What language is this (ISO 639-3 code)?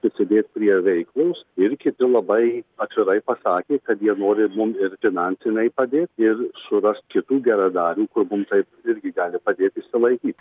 lit